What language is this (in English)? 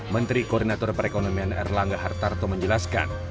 Indonesian